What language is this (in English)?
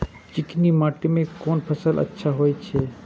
Maithili